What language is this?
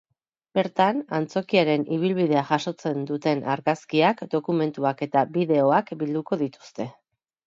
Basque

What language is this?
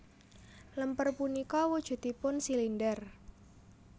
Javanese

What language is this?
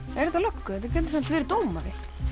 Icelandic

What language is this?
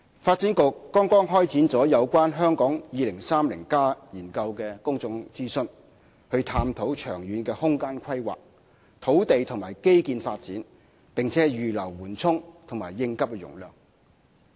Cantonese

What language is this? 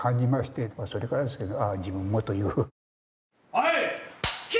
Japanese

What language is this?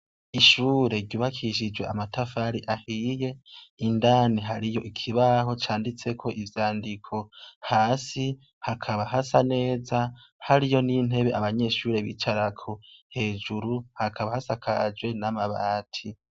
Rundi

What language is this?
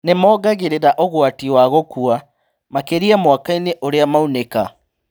Kikuyu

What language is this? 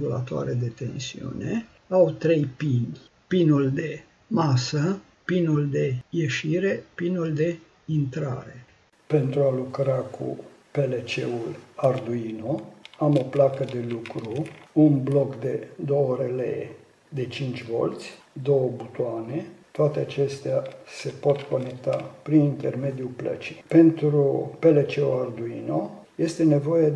Romanian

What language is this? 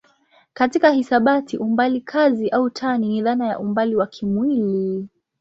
Swahili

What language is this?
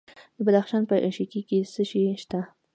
Pashto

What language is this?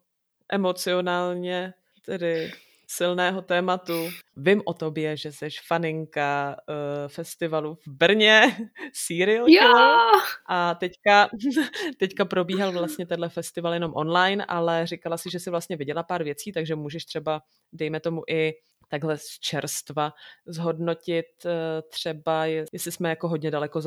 Czech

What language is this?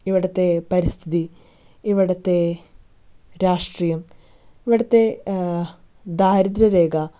Malayalam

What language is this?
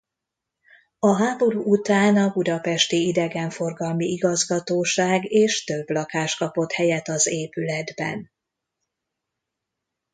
Hungarian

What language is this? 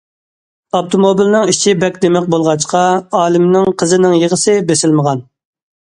Uyghur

